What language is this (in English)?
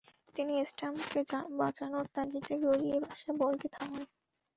Bangla